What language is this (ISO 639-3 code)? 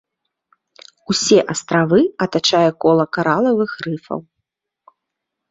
bel